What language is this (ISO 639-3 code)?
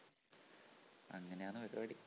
mal